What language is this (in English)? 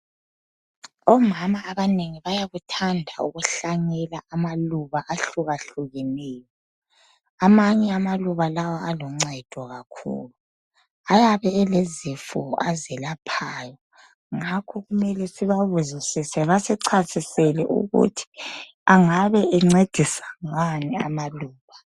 North Ndebele